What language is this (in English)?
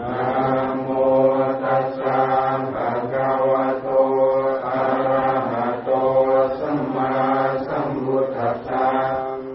Thai